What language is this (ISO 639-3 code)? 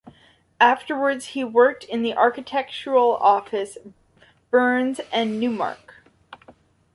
eng